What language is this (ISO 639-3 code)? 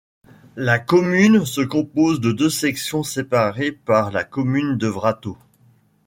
fra